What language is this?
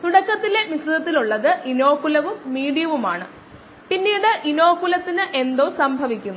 Malayalam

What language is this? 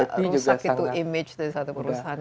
Indonesian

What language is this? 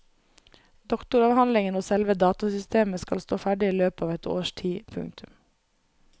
Norwegian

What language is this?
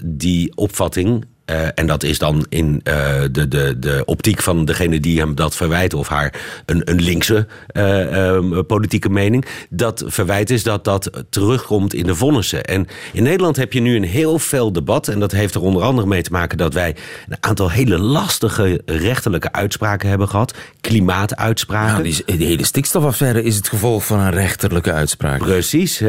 Dutch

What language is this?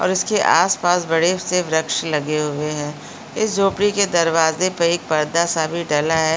Hindi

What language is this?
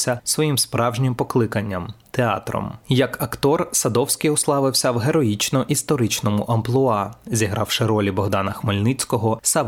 Ukrainian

